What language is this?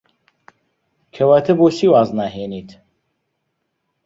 Central Kurdish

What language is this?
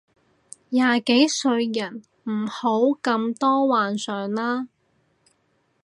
Cantonese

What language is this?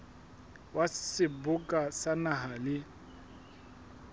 Southern Sotho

